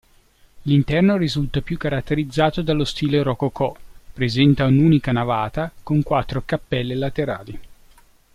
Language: Italian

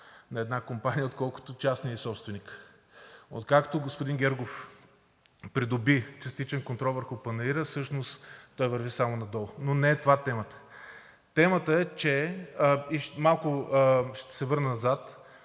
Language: Bulgarian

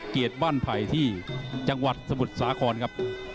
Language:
Thai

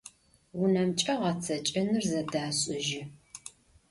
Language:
Adyghe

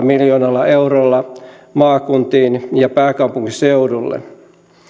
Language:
Finnish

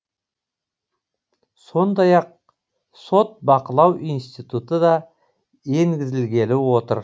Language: Kazakh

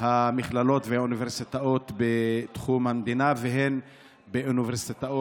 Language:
Hebrew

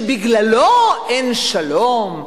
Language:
Hebrew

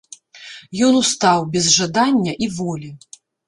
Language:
Belarusian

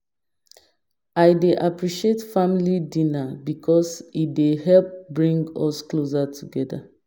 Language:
Nigerian Pidgin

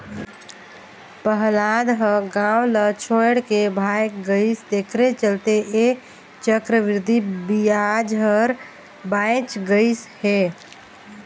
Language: Chhattisgarhi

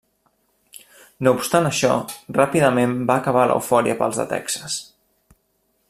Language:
Catalan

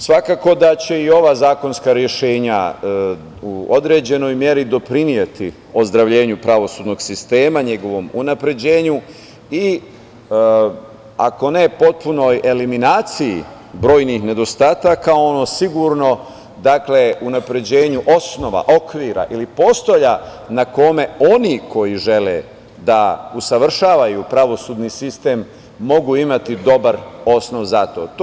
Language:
Serbian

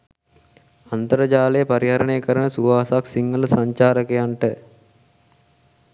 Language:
Sinhala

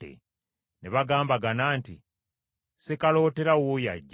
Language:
Ganda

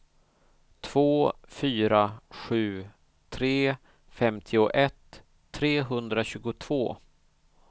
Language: Swedish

